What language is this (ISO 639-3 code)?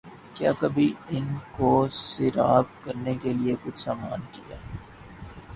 urd